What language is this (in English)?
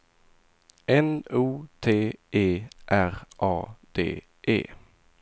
Swedish